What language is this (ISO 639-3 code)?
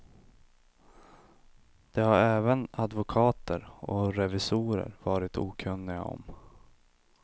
swe